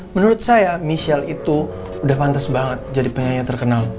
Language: Indonesian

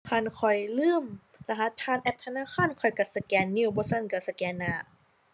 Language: Thai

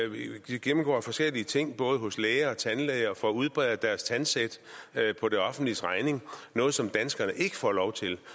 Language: Danish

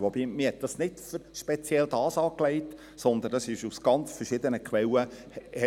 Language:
Swiss German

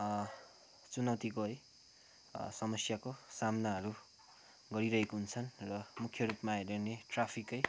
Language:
Nepali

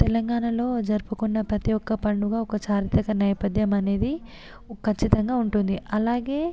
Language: Telugu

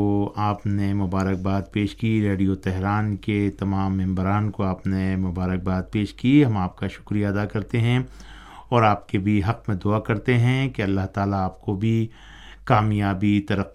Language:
Urdu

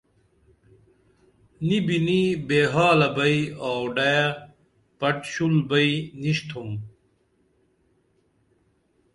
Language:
Dameli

